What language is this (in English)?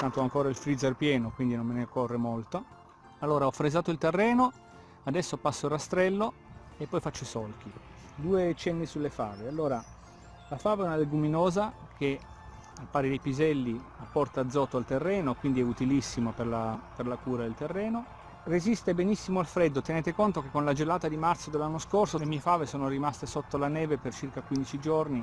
Italian